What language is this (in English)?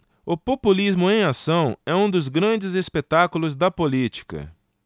Portuguese